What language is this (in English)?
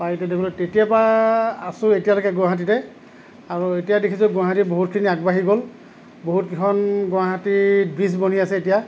Assamese